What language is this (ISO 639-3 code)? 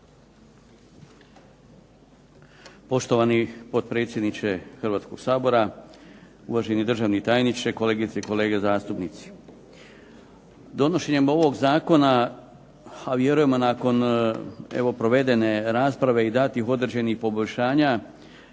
hrv